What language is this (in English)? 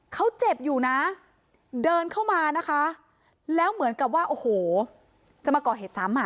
Thai